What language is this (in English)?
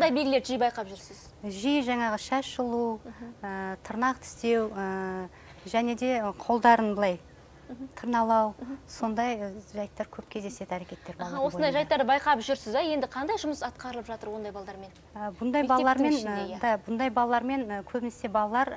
Russian